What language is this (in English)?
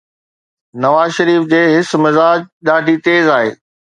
Sindhi